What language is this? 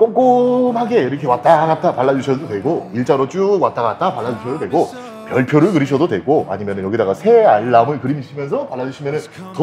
Korean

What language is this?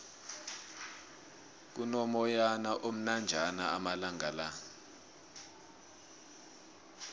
South Ndebele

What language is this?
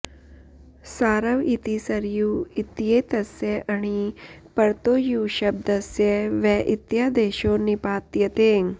Sanskrit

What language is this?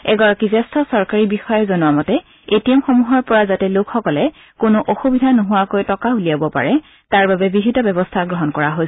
Assamese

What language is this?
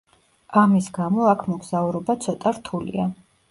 Georgian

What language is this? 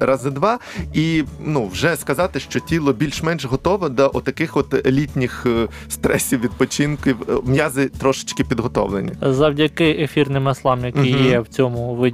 Ukrainian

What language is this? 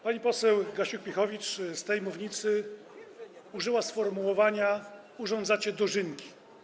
Polish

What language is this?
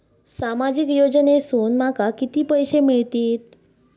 Marathi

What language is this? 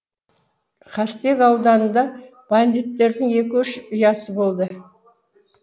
Kazakh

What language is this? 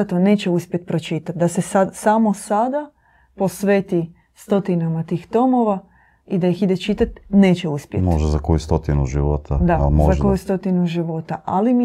Croatian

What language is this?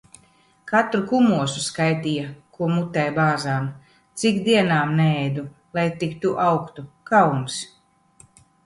Latvian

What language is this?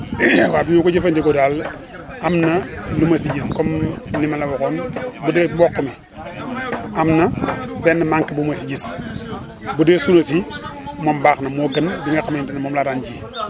Wolof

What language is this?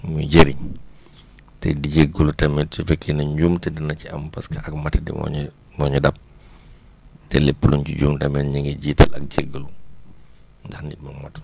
Wolof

